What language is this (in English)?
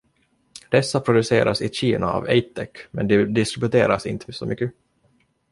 Swedish